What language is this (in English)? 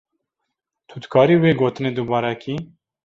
Kurdish